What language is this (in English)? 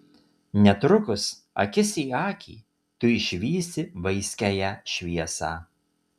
Lithuanian